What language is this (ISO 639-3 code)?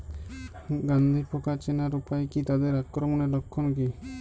ben